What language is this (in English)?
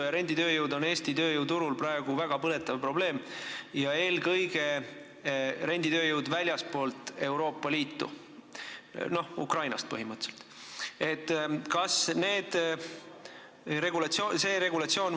Estonian